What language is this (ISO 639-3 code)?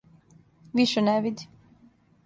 srp